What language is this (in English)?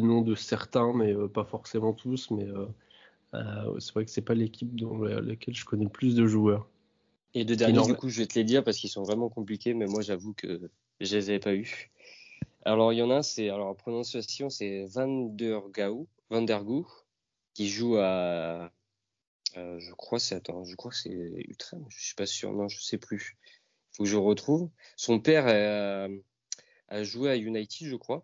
French